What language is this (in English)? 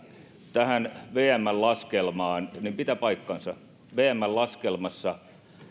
Finnish